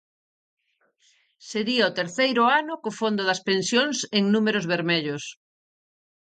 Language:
Galician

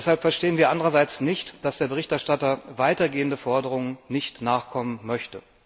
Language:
German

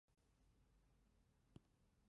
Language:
Chinese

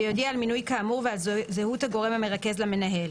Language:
Hebrew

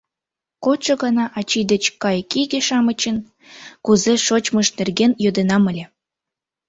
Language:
Mari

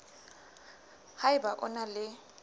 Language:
Southern Sotho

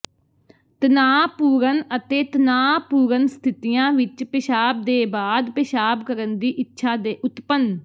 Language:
Punjabi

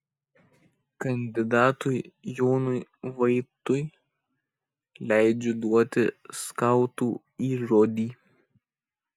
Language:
Lithuanian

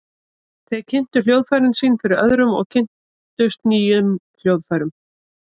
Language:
Icelandic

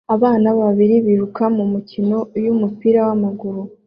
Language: Kinyarwanda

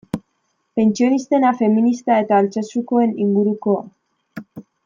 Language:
Basque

